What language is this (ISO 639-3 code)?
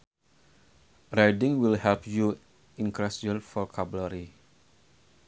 sun